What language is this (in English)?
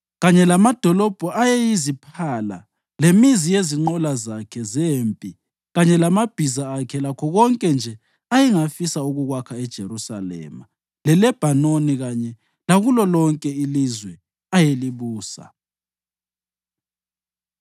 North Ndebele